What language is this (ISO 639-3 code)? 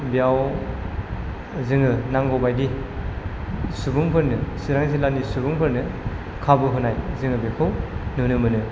brx